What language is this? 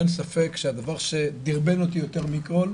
Hebrew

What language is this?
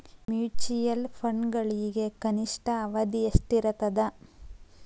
Kannada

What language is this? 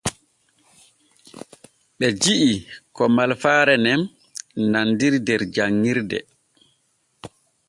Borgu Fulfulde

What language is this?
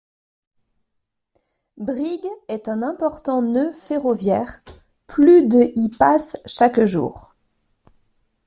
French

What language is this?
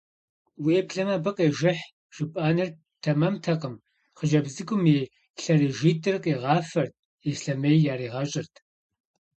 Kabardian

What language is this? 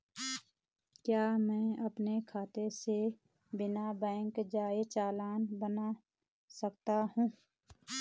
Hindi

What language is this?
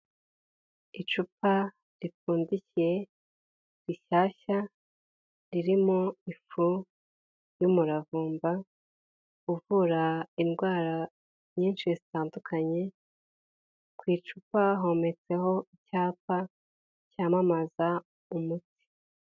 Kinyarwanda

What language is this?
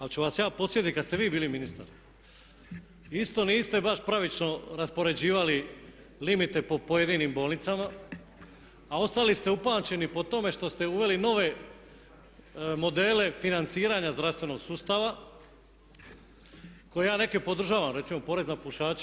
Croatian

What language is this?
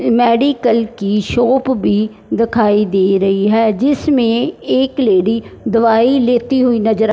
Hindi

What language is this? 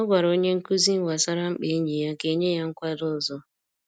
Igbo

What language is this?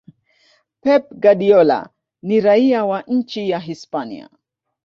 Swahili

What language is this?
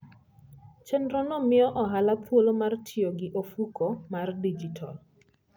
Luo (Kenya and Tanzania)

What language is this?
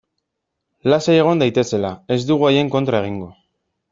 Basque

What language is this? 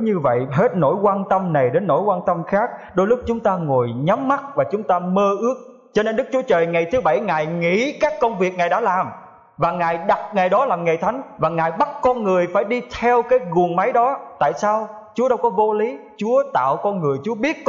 Vietnamese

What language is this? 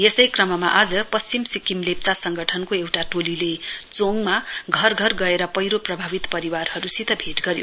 Nepali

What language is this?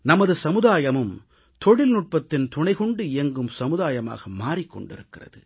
Tamil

